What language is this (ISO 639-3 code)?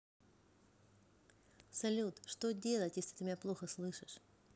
rus